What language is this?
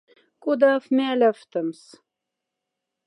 Moksha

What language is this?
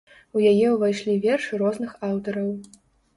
Belarusian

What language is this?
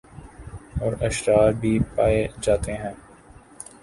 Urdu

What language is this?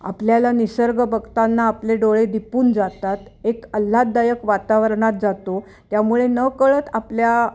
Marathi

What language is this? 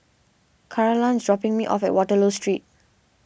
English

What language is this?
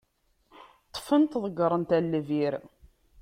Kabyle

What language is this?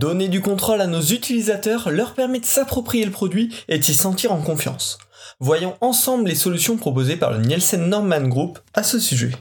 French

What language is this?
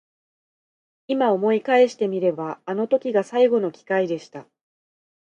Japanese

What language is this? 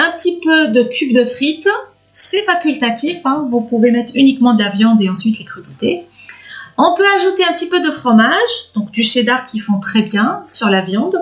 French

